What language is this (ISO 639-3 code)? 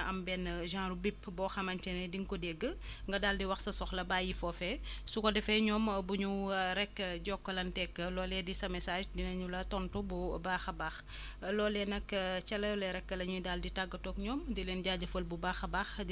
wol